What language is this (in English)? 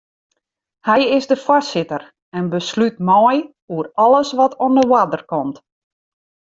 Western Frisian